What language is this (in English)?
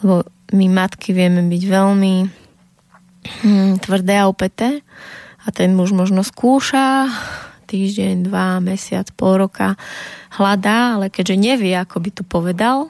Slovak